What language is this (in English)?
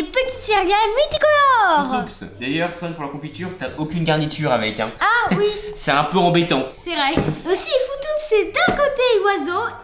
French